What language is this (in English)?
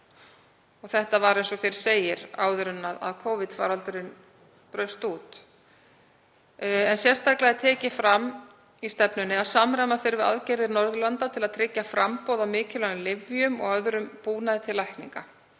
Icelandic